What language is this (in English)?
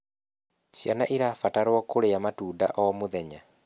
Kikuyu